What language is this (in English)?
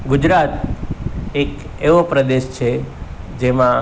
Gujarati